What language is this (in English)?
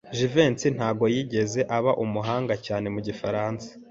Kinyarwanda